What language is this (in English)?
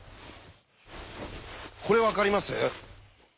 Japanese